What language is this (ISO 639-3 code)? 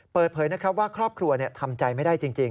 tha